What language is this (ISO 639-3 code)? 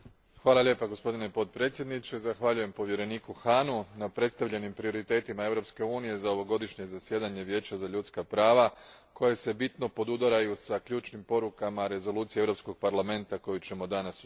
hrv